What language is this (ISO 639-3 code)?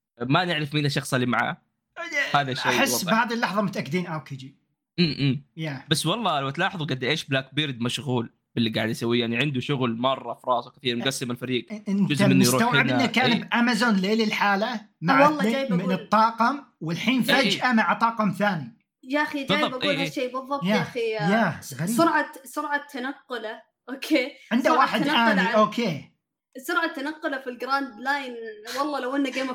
ara